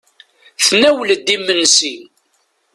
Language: Kabyle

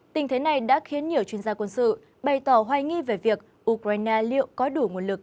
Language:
Vietnamese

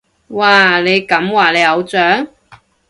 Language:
Cantonese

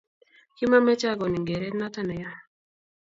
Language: Kalenjin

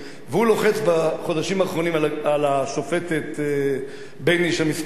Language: Hebrew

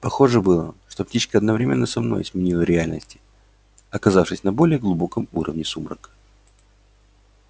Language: Russian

